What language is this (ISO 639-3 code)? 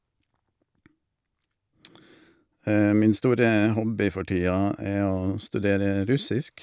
nor